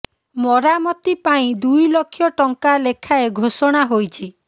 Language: Odia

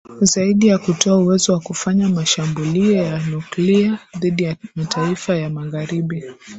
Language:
Swahili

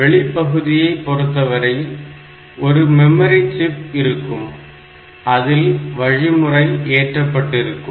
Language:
Tamil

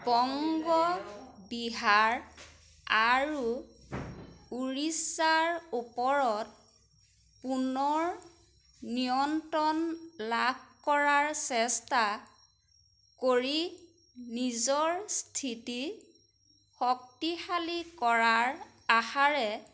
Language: Assamese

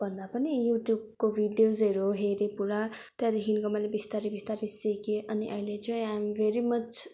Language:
Nepali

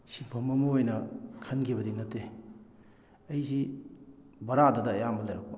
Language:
Manipuri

